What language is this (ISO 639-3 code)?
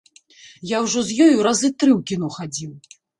bel